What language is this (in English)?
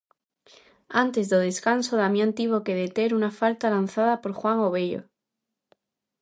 Galician